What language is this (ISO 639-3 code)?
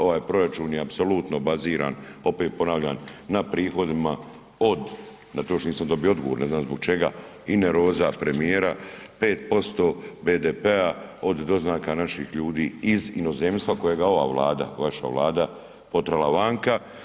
hrv